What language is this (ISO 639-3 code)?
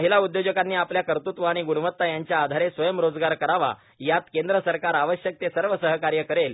mar